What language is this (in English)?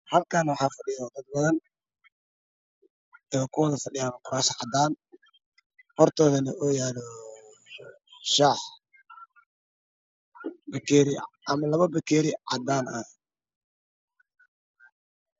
Somali